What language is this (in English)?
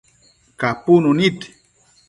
Matsés